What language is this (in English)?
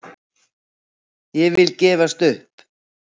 Icelandic